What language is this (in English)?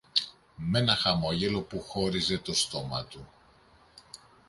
Greek